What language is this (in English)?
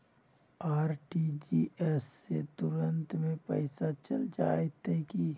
Magahi